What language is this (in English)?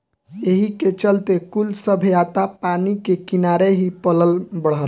Bhojpuri